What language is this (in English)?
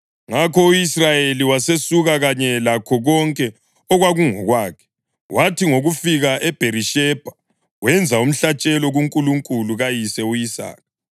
North Ndebele